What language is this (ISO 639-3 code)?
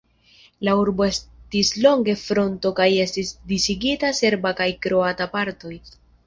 epo